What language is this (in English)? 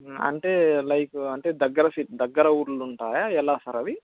Telugu